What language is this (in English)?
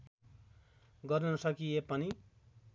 Nepali